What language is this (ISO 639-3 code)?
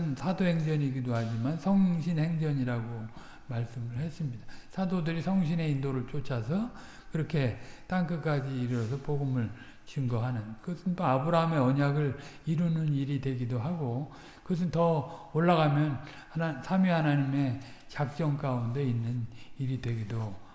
kor